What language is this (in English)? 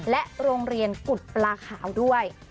Thai